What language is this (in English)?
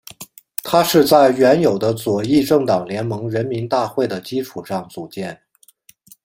Chinese